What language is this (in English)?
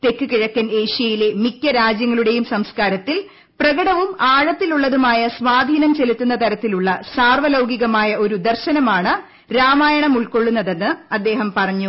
Malayalam